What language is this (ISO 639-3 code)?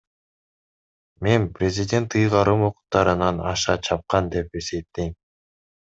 kir